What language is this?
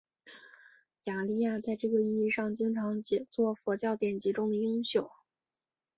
Chinese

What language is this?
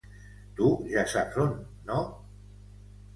Catalan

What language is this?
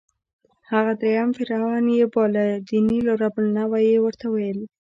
Pashto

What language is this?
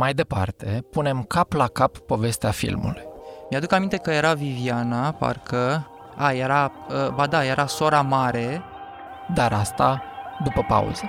Romanian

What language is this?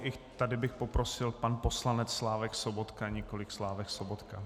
Czech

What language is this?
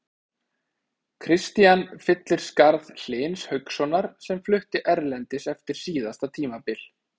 Icelandic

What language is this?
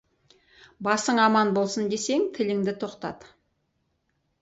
Kazakh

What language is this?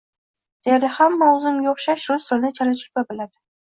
Uzbek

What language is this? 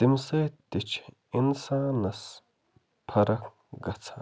Kashmiri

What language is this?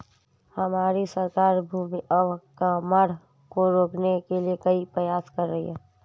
Hindi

